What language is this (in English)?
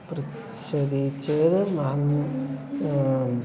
Sanskrit